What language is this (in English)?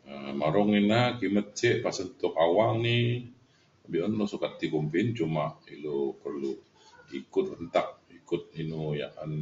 Mainstream Kenyah